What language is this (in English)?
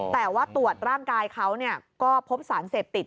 Thai